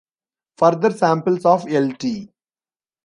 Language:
English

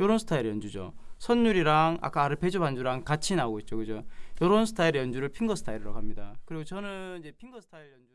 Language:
Korean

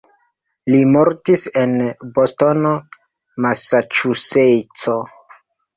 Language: Esperanto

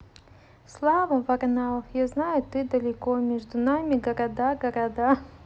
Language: Russian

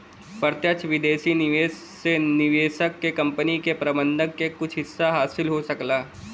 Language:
Bhojpuri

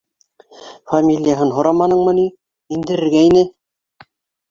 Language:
Bashkir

